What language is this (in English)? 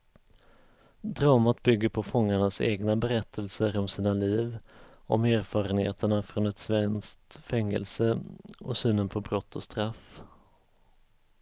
Swedish